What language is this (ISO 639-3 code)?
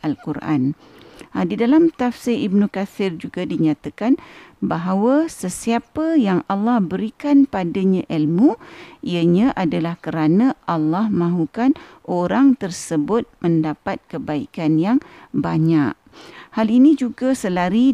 msa